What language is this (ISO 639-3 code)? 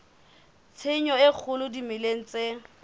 sot